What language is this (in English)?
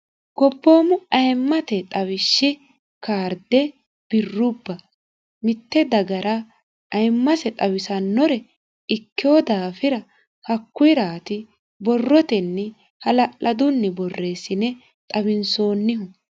Sidamo